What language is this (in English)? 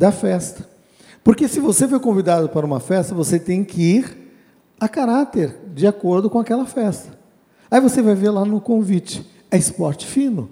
Portuguese